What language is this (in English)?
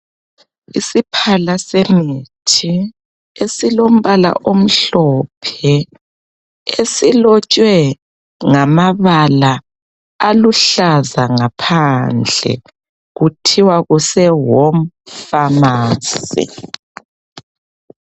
North Ndebele